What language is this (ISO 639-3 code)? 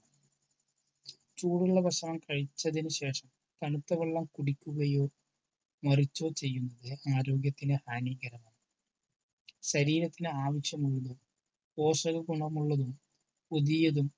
mal